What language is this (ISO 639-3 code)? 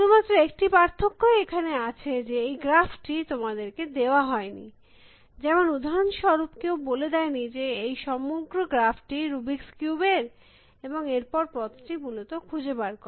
ben